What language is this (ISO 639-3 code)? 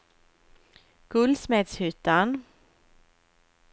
swe